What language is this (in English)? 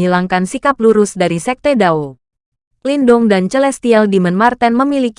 Indonesian